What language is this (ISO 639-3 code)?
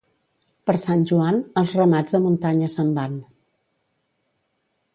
cat